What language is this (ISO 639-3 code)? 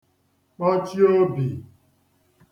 ibo